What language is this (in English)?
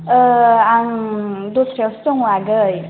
Bodo